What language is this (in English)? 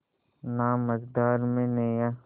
Hindi